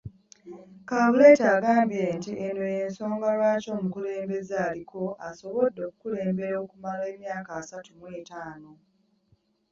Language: Ganda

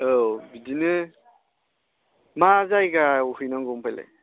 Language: Bodo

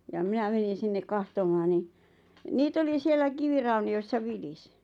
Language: Finnish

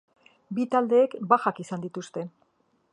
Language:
Basque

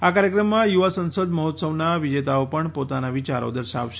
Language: Gujarati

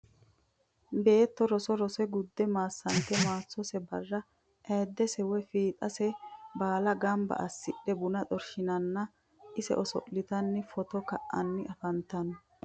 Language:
Sidamo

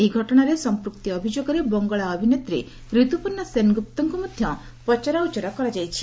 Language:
Odia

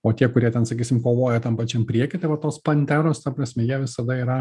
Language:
Lithuanian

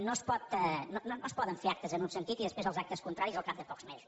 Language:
Catalan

